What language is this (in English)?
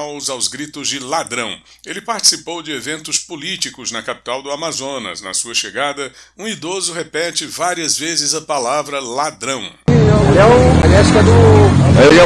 Portuguese